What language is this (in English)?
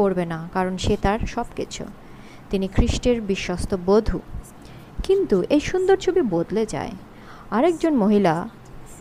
Bangla